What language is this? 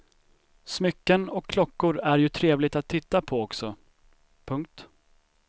Swedish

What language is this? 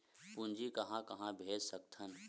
Chhattisgarhi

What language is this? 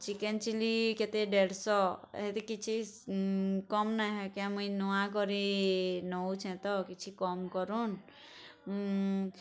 Odia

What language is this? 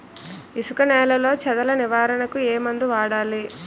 Telugu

